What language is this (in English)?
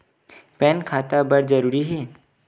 Chhattisgarhi